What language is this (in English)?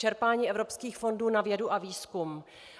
Czech